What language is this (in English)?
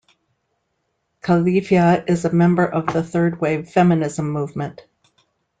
English